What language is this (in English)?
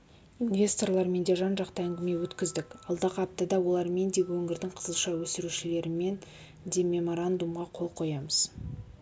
Kazakh